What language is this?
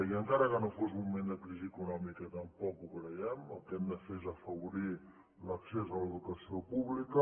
Catalan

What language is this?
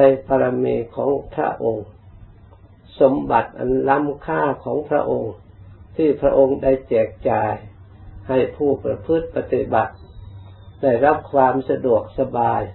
Thai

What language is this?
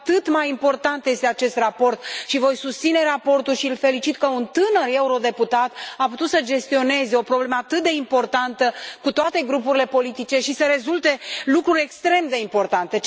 Romanian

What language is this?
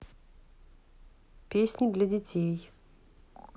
Russian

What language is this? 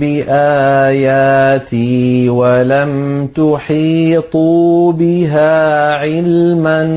Arabic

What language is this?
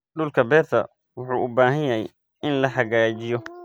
Somali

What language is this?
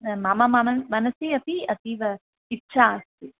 Sanskrit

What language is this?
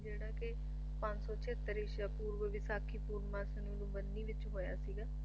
Punjabi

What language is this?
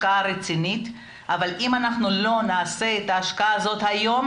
Hebrew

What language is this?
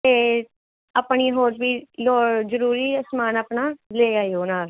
Punjabi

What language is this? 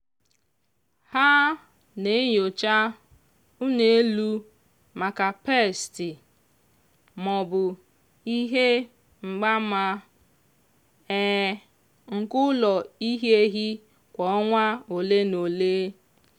Igbo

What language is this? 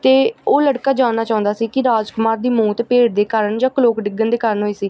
Punjabi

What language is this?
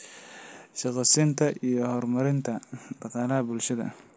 Somali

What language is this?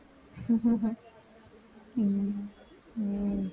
Tamil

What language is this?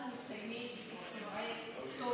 Hebrew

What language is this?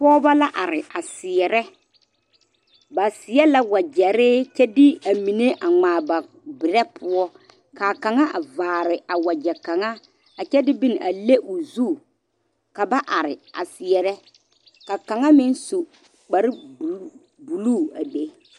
Southern Dagaare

